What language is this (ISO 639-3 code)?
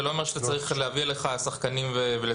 heb